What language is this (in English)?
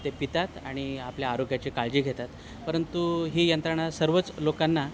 Marathi